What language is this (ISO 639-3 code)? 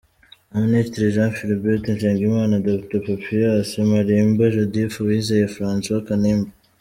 kin